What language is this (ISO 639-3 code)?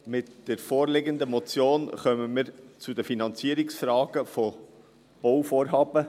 gsw